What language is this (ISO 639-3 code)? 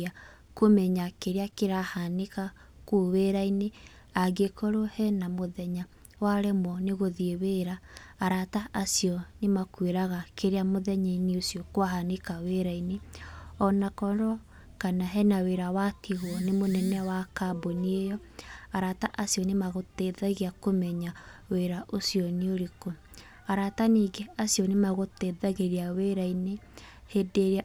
kik